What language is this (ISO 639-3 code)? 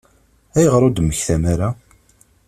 kab